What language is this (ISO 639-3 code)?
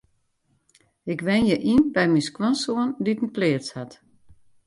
fry